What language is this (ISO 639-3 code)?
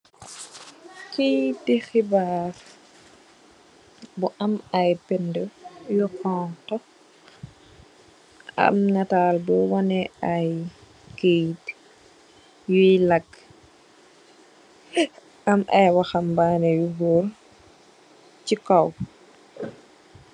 wol